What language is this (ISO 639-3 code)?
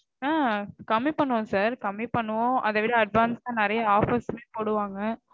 tam